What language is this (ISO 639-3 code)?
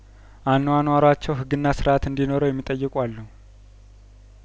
amh